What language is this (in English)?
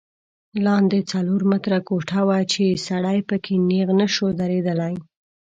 Pashto